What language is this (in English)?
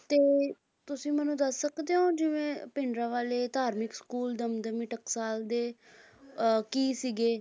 Punjabi